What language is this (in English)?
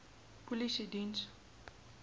Afrikaans